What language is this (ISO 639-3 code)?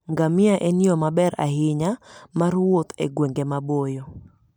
luo